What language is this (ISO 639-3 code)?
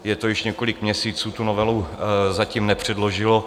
ces